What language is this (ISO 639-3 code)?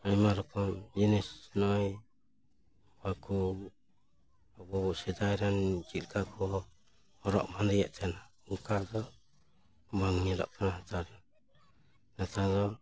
sat